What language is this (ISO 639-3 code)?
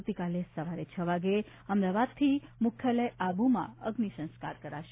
guj